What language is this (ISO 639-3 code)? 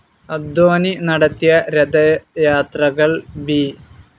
mal